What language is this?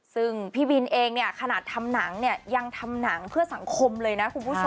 Thai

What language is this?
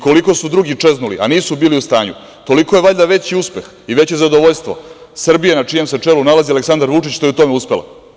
Serbian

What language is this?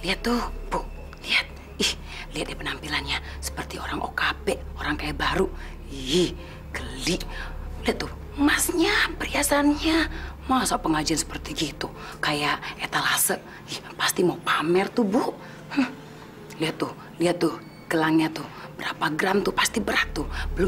Indonesian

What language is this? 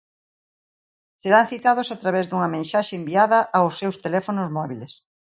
Galician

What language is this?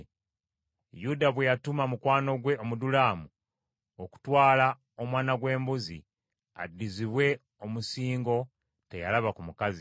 Ganda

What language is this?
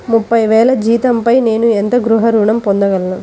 Telugu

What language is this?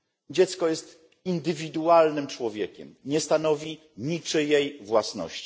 Polish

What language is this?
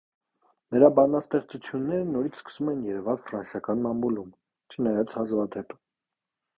Armenian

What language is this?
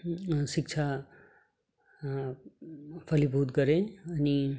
Nepali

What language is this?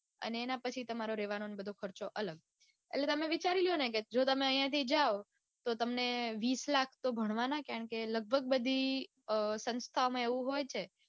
Gujarati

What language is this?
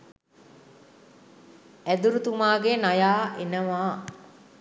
Sinhala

